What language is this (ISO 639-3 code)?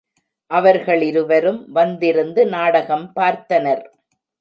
tam